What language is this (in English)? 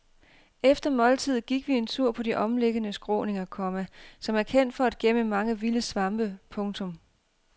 Danish